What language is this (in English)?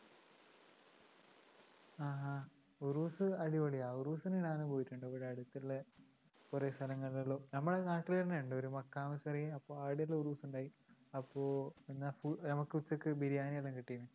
Malayalam